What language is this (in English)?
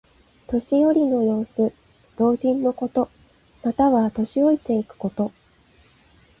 Japanese